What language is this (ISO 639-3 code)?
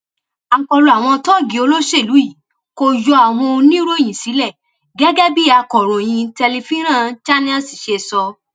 yor